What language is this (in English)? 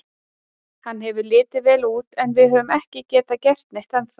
Icelandic